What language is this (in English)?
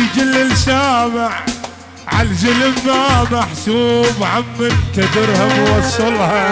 Arabic